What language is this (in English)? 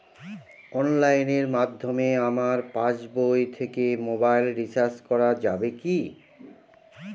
Bangla